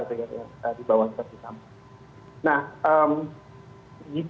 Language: Indonesian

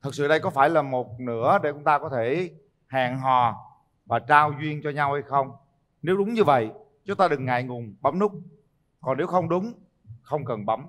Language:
Vietnamese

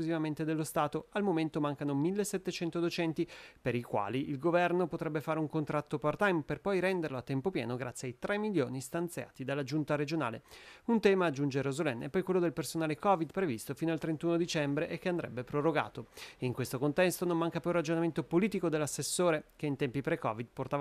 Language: Italian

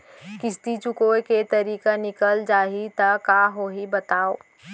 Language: Chhattisgarhi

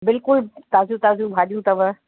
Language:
Sindhi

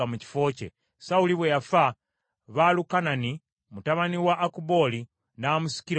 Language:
Ganda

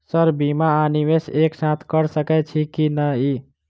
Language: Maithili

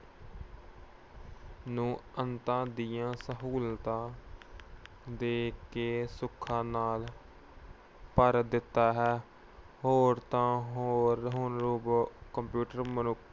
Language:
Punjabi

